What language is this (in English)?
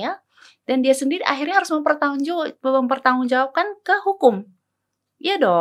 Indonesian